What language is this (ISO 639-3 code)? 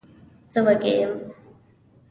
pus